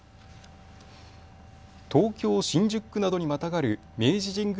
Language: Japanese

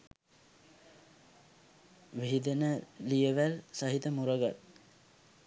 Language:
Sinhala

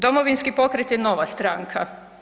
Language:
Croatian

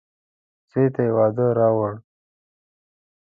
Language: Pashto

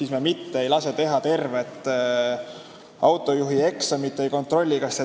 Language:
Estonian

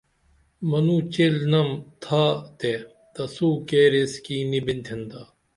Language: Dameli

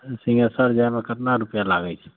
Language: Maithili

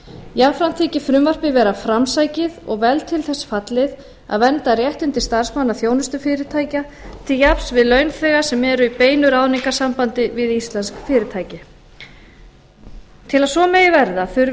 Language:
Icelandic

